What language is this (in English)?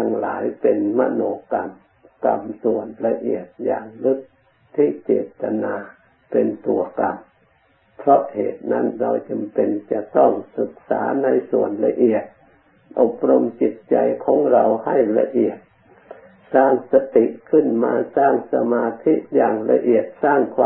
Thai